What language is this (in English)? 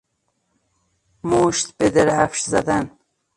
Persian